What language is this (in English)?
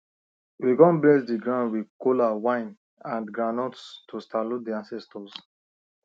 Nigerian Pidgin